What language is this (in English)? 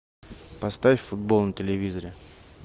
Russian